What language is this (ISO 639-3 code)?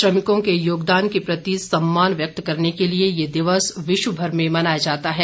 hin